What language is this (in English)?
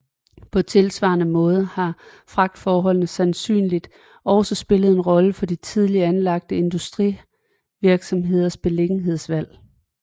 Danish